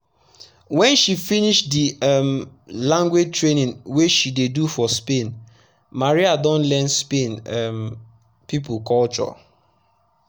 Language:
Nigerian Pidgin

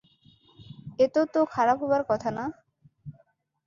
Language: Bangla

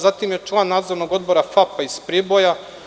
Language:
Serbian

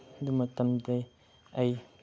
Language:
Manipuri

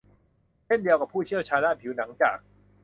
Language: Thai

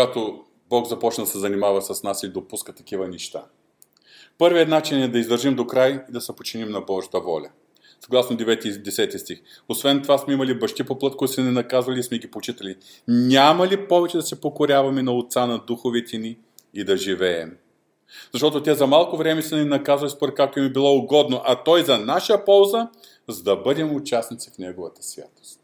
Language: Bulgarian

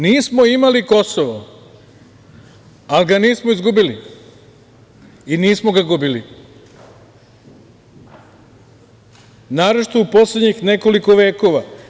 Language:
Serbian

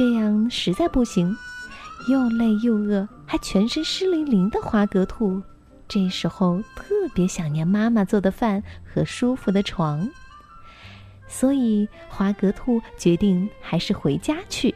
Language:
Chinese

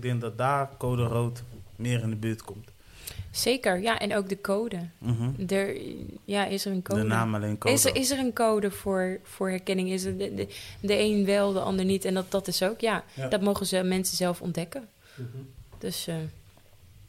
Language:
Dutch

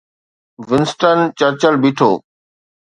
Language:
Sindhi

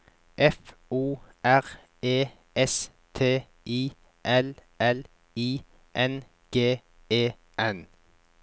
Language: Norwegian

